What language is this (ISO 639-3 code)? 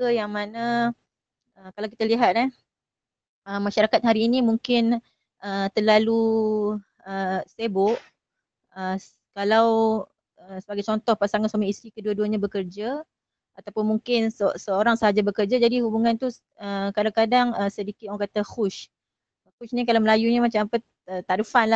msa